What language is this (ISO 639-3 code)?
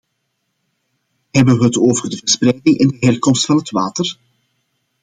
nld